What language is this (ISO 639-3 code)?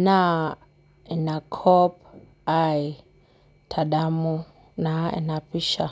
mas